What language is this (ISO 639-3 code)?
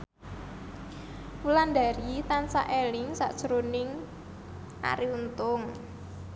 jav